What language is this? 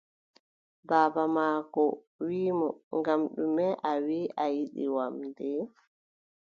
Adamawa Fulfulde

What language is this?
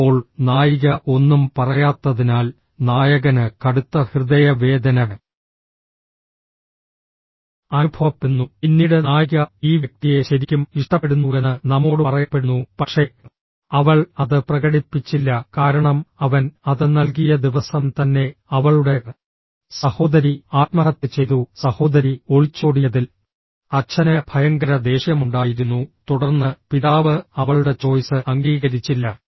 Malayalam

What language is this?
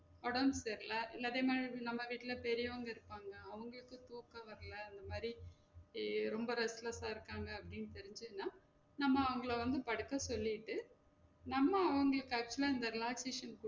Tamil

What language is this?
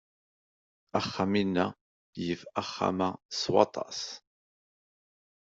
Kabyle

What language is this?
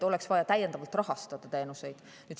Estonian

